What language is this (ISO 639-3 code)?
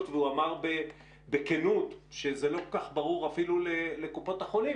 heb